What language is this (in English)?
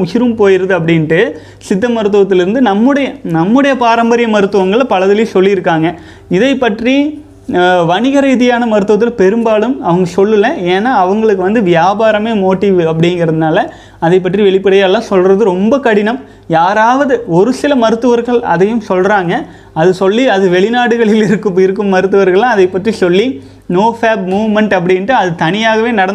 Tamil